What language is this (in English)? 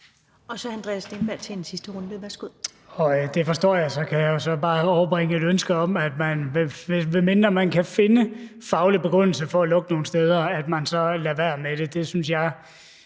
Danish